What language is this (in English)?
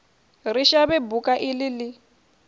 Venda